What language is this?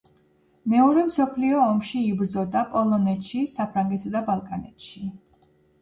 Georgian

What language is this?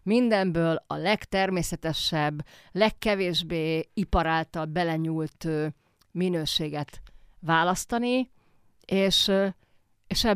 Hungarian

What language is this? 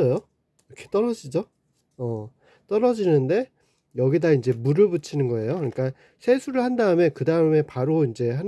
Korean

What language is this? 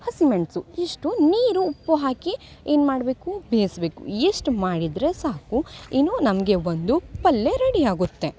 Kannada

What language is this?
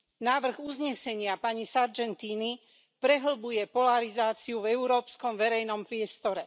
Slovak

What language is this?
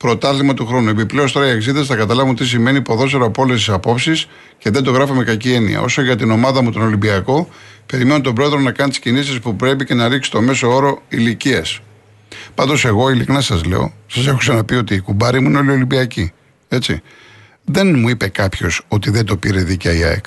Greek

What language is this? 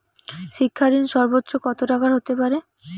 Bangla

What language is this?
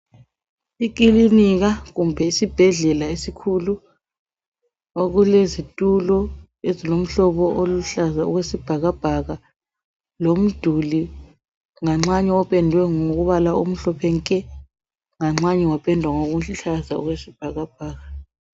North Ndebele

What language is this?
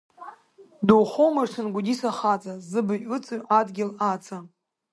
Abkhazian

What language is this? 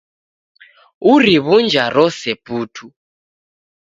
Taita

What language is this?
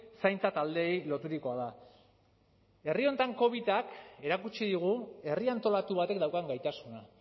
Basque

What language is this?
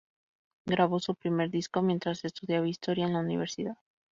Spanish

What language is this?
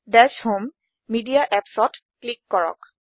Assamese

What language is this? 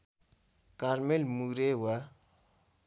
Nepali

